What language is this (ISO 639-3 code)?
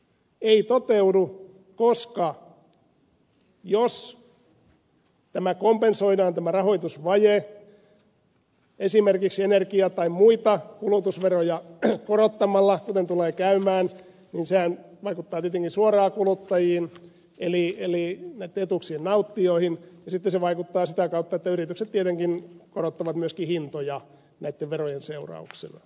fin